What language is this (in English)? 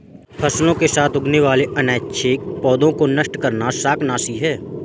Hindi